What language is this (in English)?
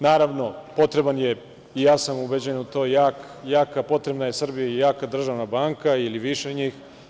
Serbian